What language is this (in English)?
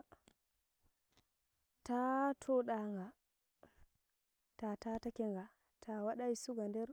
Nigerian Fulfulde